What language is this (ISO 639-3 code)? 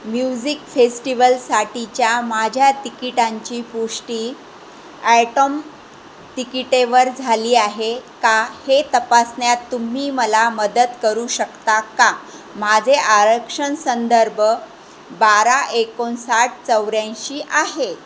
mar